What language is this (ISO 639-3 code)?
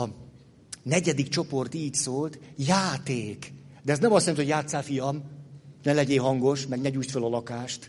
hun